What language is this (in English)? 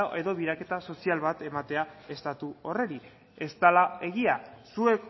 Basque